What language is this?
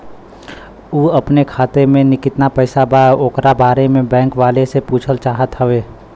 Bhojpuri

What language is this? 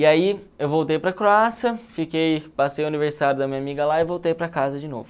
Portuguese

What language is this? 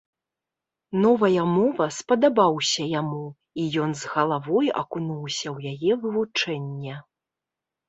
Belarusian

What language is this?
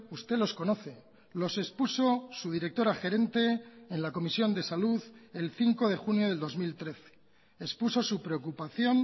Spanish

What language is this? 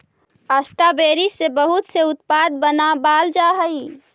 Magahi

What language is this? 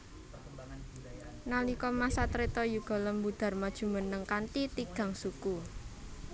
Javanese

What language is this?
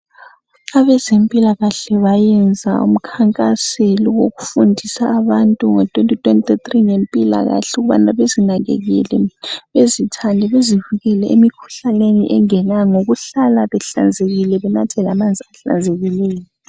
North Ndebele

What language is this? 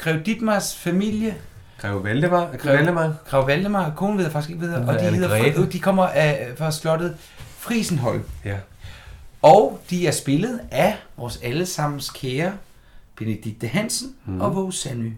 Danish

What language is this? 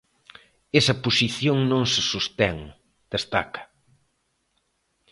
Galician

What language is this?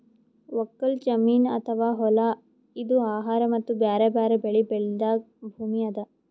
Kannada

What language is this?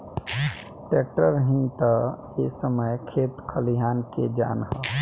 Bhojpuri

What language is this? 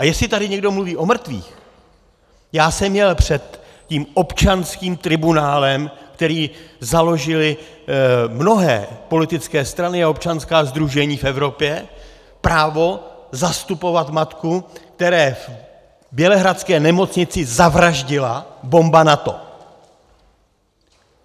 Czech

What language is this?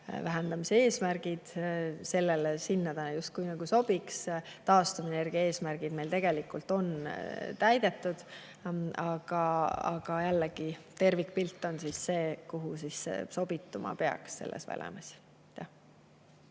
Estonian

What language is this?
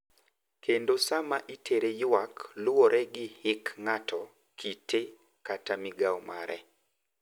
Luo (Kenya and Tanzania)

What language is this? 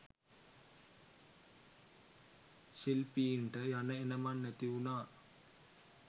Sinhala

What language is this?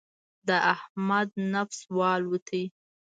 Pashto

